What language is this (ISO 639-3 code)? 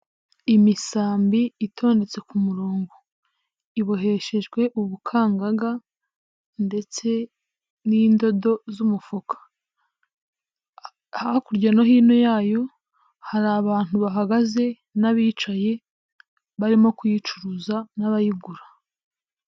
kin